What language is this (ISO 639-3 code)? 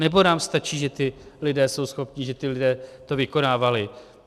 ces